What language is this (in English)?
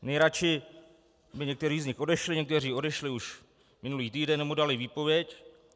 Czech